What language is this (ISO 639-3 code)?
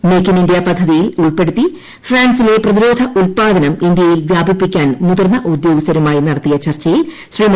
mal